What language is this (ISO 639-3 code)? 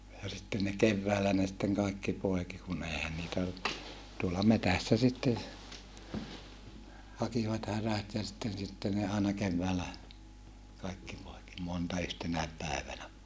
fin